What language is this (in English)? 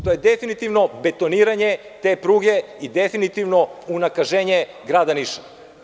Serbian